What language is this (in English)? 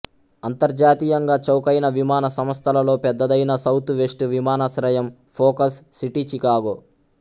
Telugu